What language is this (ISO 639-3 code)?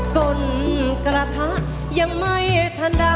tha